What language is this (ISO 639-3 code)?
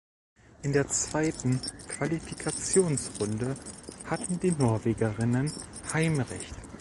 deu